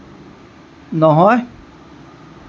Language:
Assamese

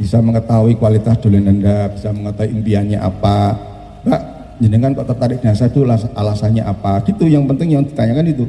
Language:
Indonesian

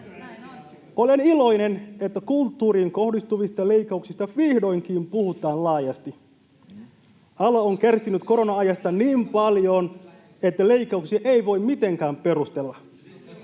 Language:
Finnish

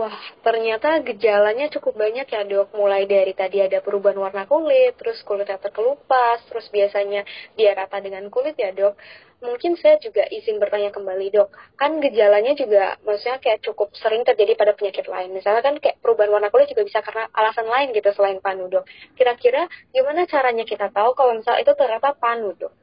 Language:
Indonesian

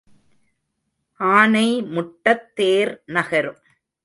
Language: Tamil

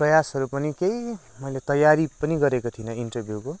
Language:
Nepali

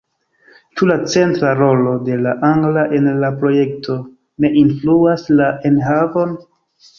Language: Esperanto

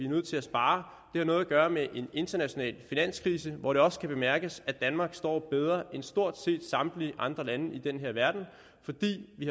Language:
Danish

